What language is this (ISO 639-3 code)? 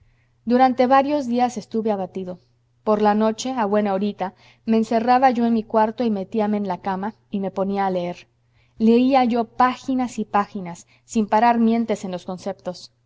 spa